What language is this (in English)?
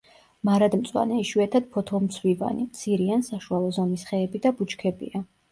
Georgian